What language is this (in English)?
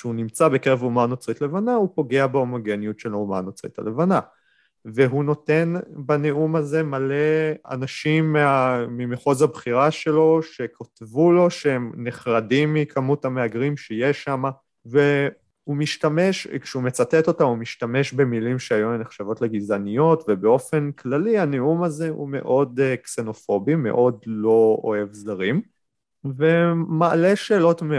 Hebrew